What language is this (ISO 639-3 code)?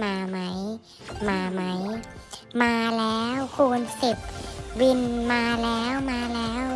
tha